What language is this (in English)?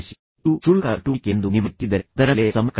Kannada